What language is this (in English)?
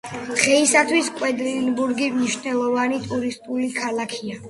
Georgian